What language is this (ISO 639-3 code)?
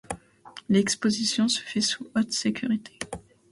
fra